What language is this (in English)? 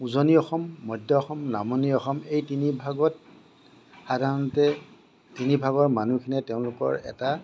Assamese